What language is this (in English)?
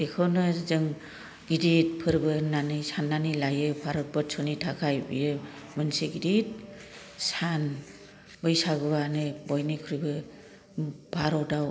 Bodo